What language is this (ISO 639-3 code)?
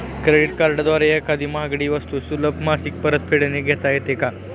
mar